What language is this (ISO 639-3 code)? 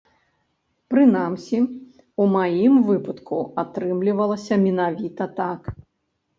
bel